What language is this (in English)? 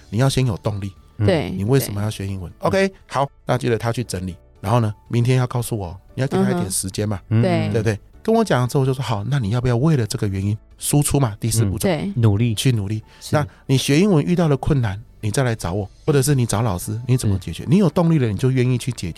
Chinese